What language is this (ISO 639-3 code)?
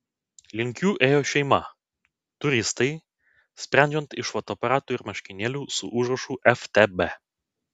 lit